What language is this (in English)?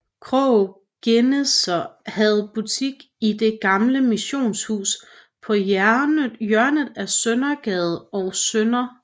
Danish